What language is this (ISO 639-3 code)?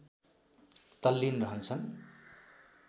nep